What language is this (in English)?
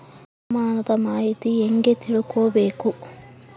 Kannada